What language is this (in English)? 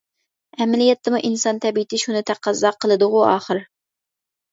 Uyghur